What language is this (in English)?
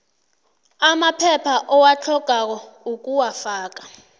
South Ndebele